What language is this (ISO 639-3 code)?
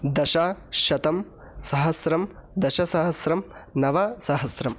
san